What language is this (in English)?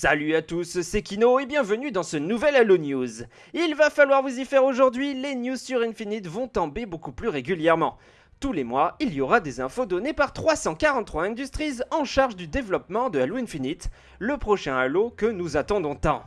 French